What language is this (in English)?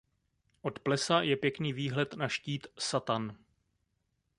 Czech